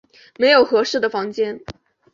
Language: Chinese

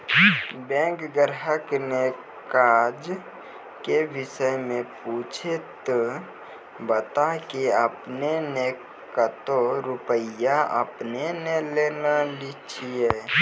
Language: Maithili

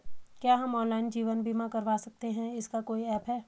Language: Hindi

